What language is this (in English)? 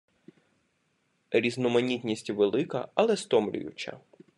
Ukrainian